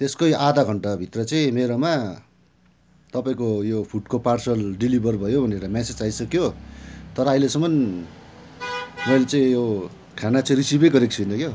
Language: Nepali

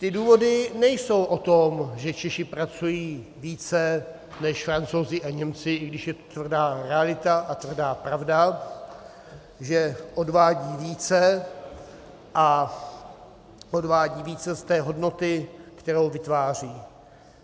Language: Czech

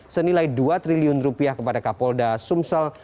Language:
Indonesian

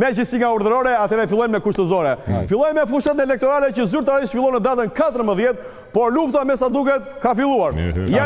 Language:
Romanian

